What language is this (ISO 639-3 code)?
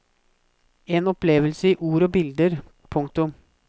nor